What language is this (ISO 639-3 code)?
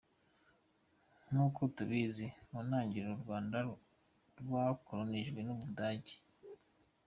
kin